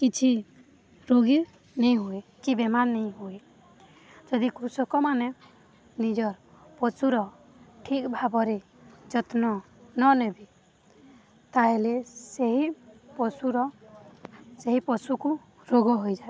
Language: Odia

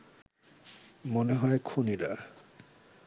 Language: Bangla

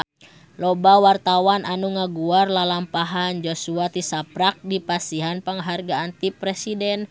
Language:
Sundanese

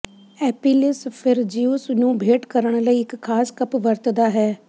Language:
Punjabi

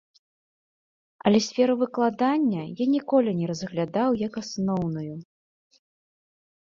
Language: Belarusian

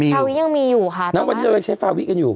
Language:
Thai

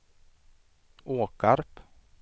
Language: Swedish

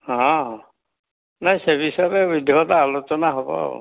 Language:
Odia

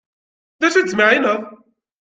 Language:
Kabyle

